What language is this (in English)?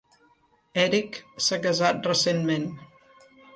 Catalan